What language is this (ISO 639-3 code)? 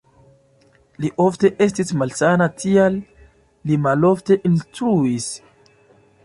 epo